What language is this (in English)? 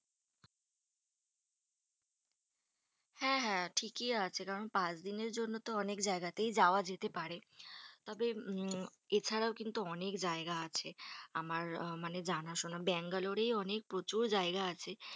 Bangla